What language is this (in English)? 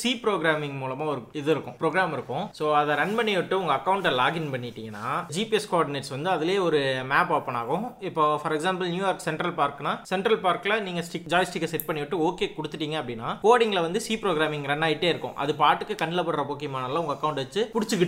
Tamil